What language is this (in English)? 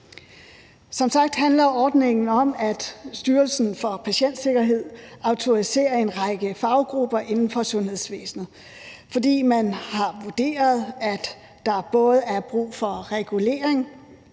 Danish